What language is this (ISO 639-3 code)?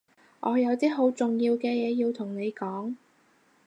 yue